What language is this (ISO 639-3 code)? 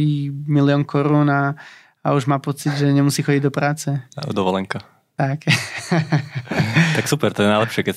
slk